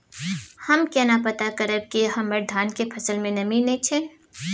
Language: Maithili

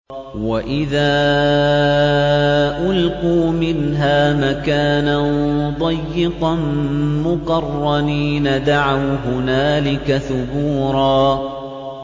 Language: Arabic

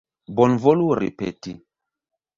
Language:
Esperanto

